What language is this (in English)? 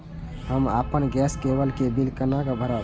Maithili